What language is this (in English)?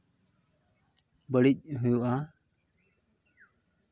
Santali